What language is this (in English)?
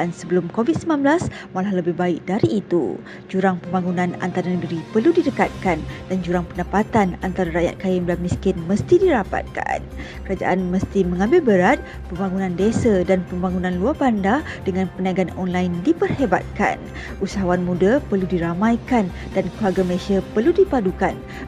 Malay